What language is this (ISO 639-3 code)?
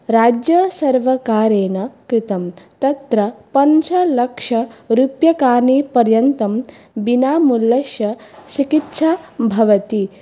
san